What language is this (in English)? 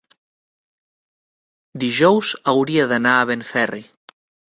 Catalan